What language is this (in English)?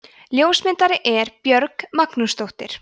Icelandic